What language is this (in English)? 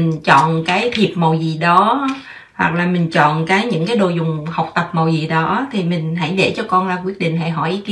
Vietnamese